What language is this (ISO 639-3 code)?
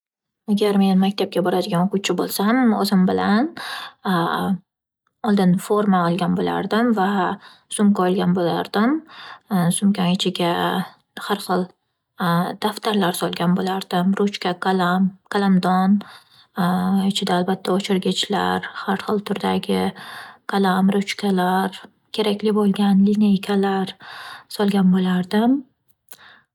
uzb